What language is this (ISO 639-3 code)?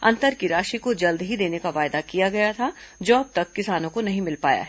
hin